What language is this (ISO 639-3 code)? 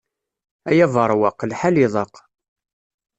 kab